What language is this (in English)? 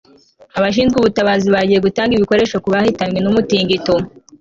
Kinyarwanda